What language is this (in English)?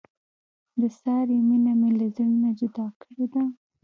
Pashto